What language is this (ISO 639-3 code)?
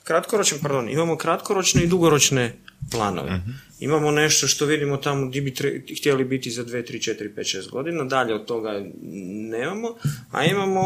hrv